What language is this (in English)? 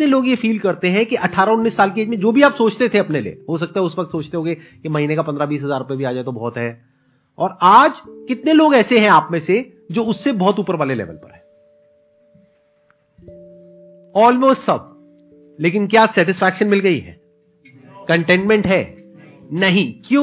Hindi